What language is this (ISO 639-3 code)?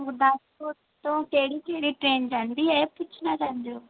pan